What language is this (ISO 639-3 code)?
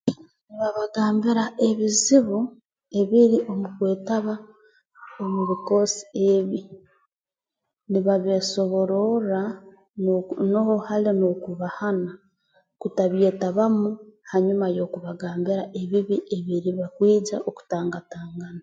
ttj